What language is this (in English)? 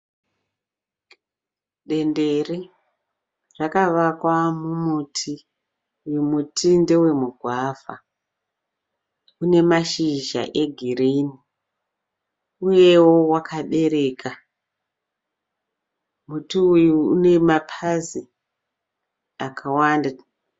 Shona